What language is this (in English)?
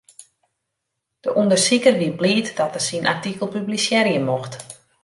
Western Frisian